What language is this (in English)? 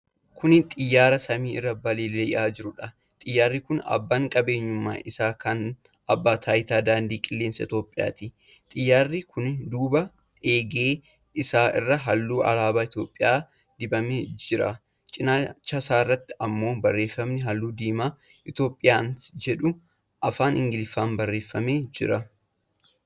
Oromo